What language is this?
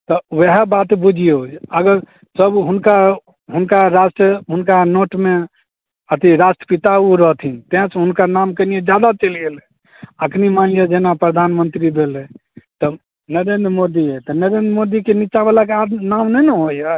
Maithili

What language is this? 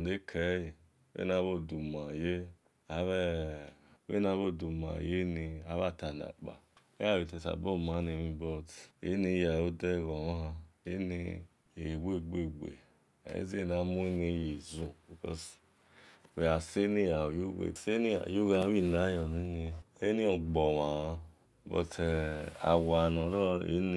Esan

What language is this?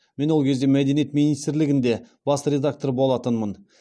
Kazakh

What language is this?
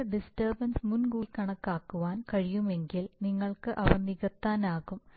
Malayalam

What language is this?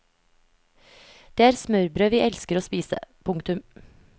Norwegian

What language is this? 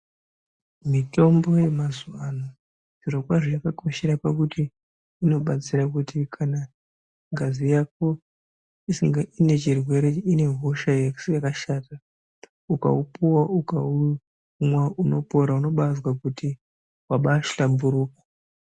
Ndau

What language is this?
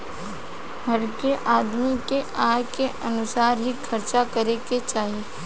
Bhojpuri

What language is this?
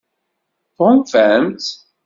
Kabyle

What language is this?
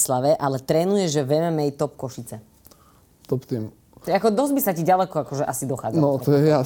Slovak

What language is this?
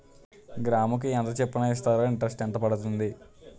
Telugu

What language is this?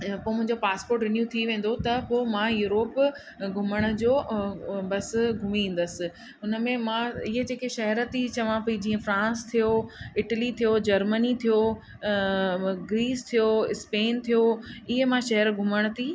Sindhi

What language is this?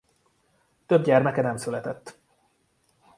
Hungarian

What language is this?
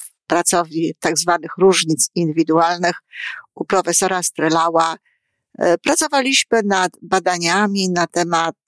Polish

